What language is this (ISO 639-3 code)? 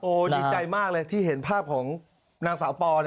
tha